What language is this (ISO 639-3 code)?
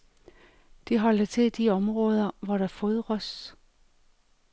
dan